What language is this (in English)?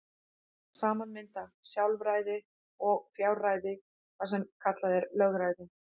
Icelandic